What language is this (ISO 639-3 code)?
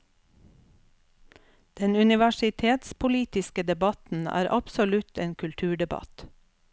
nor